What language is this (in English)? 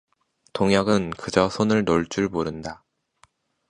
Korean